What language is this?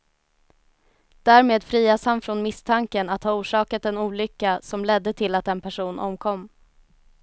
Swedish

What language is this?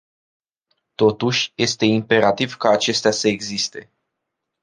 Romanian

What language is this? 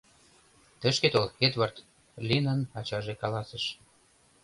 Mari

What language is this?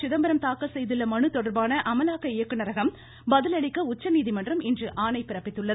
Tamil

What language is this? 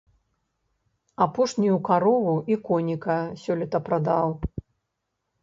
Belarusian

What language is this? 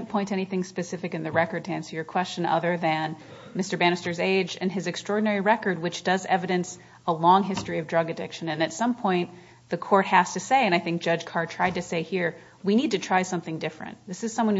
English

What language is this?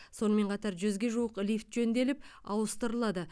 Kazakh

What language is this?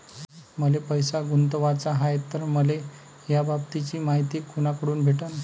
Marathi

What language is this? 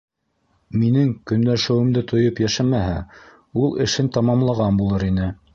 Bashkir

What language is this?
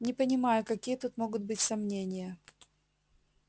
Russian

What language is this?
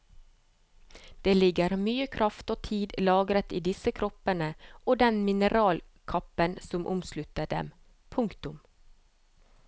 Norwegian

